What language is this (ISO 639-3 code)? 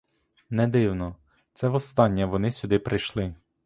ukr